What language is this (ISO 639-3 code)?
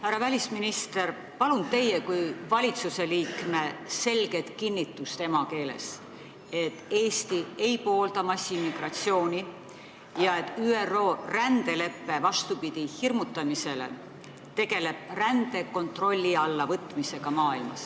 est